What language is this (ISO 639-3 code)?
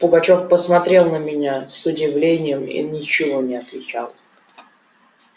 rus